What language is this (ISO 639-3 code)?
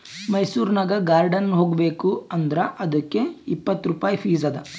kan